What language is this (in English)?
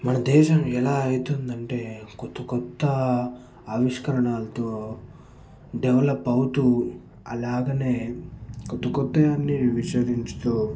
Telugu